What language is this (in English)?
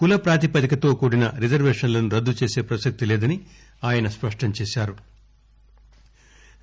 Telugu